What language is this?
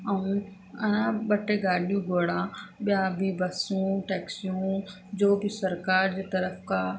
Sindhi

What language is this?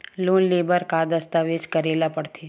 Chhattisgarhi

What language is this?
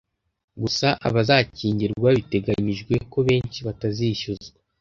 Kinyarwanda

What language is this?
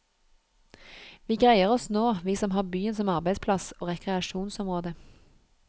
Norwegian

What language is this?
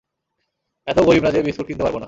Bangla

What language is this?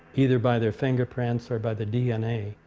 English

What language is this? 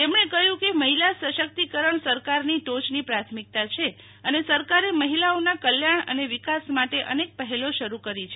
Gujarati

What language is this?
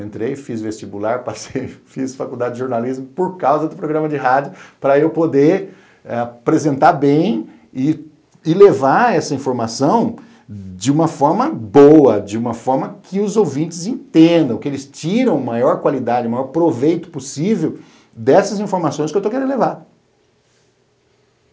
Portuguese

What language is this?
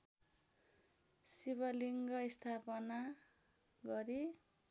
Nepali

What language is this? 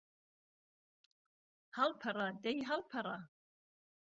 Central Kurdish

